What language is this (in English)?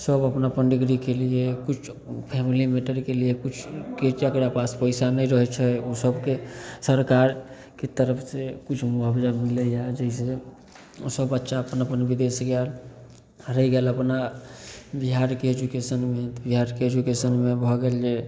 Maithili